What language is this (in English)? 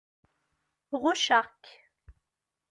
Kabyle